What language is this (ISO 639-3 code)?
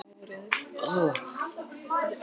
isl